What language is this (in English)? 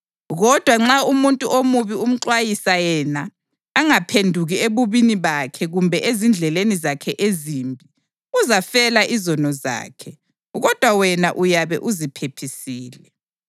North Ndebele